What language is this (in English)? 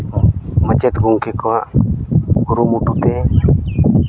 Santali